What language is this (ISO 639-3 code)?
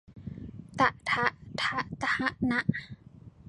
tha